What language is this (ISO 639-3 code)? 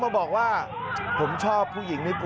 tha